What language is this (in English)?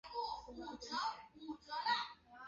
Chinese